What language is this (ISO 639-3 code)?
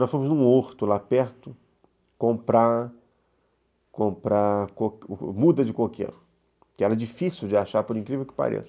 por